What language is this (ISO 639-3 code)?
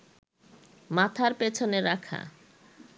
ben